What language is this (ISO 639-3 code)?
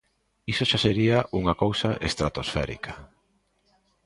glg